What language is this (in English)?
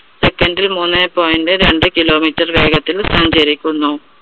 Malayalam